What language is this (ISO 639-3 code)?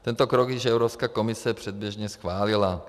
ces